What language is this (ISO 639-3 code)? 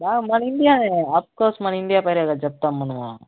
tel